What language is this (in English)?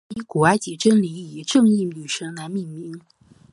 Chinese